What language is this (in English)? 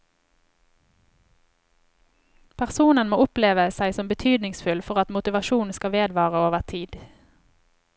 Norwegian